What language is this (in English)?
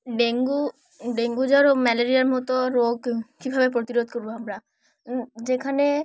Bangla